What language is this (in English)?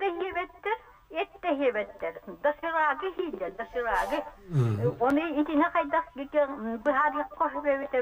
Arabic